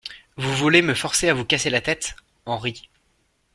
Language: French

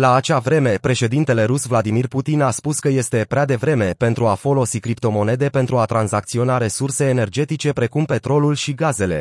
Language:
Romanian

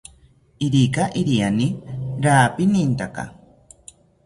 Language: South Ucayali Ashéninka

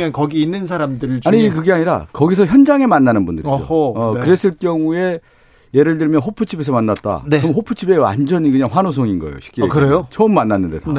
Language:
Korean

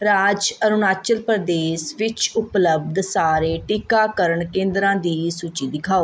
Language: Punjabi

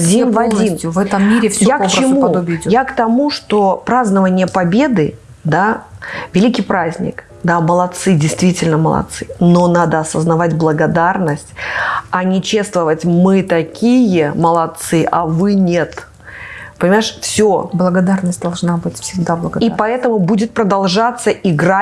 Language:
Russian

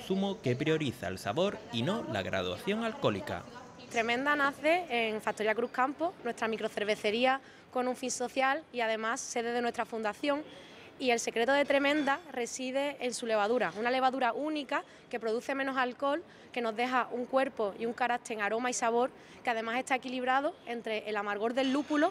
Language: Spanish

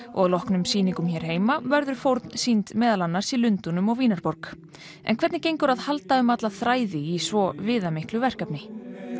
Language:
Icelandic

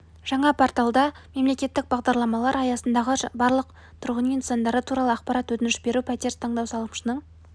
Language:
Kazakh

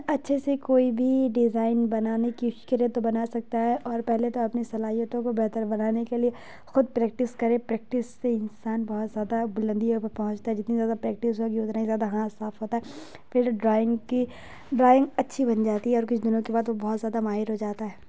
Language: Urdu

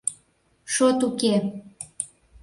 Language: Mari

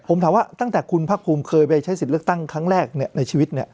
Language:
Thai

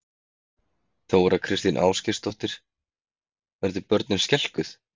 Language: Icelandic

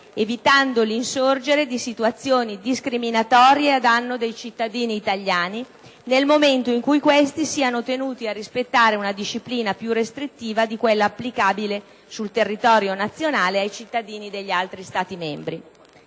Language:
Italian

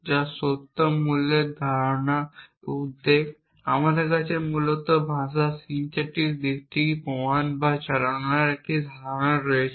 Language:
Bangla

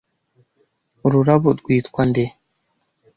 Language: Kinyarwanda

